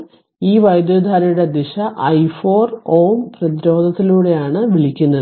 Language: Malayalam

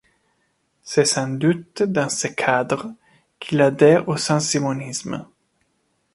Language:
French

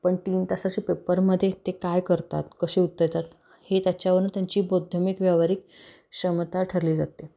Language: Marathi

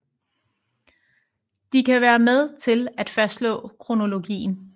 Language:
Danish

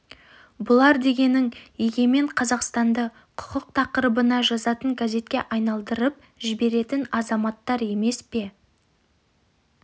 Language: Kazakh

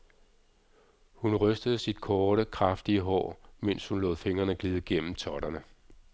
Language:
Danish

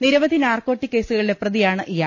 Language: Malayalam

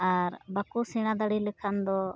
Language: Santali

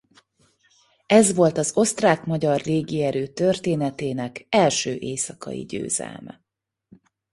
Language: Hungarian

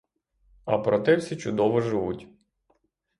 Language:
Ukrainian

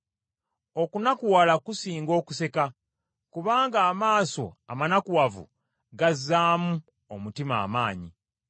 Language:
Ganda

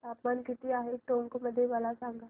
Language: Marathi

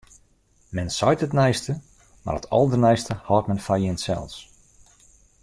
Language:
Western Frisian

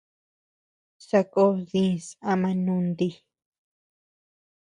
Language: Tepeuxila Cuicatec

